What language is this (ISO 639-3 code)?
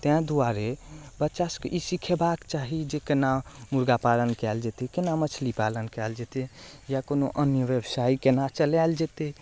mai